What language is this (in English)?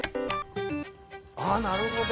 Japanese